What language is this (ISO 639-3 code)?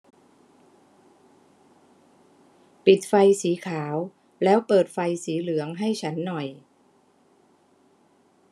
tha